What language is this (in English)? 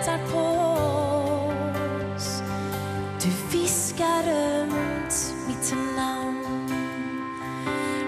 Swedish